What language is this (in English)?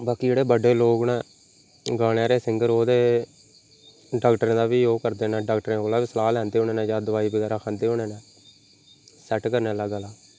Dogri